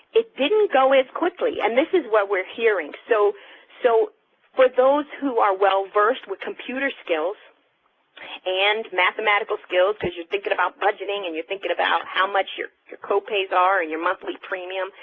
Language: English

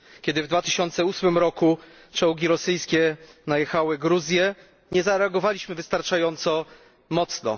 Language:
Polish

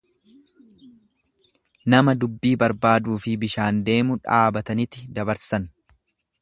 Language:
Oromo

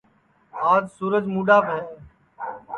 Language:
Sansi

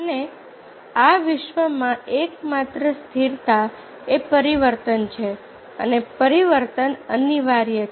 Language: Gujarati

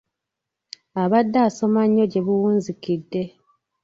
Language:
Ganda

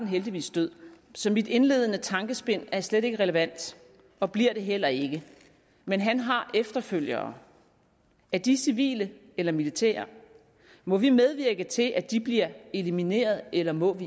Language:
Danish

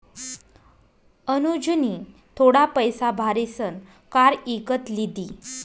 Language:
Marathi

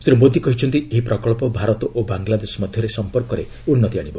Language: Odia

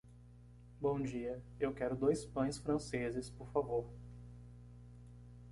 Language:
Portuguese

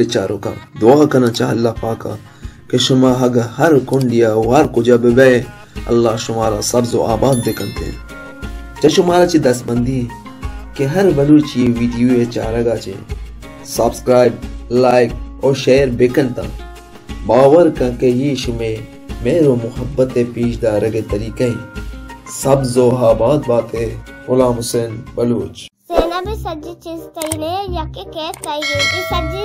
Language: Arabic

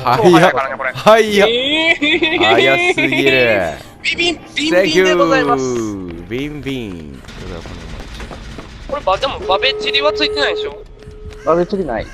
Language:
Japanese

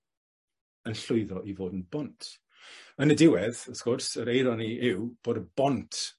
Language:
Welsh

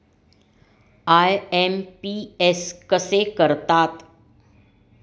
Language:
Marathi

